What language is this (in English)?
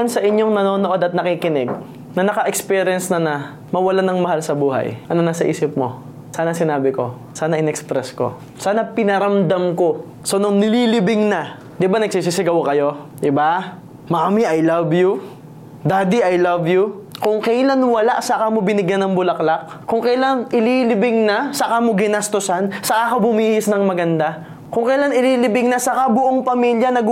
Filipino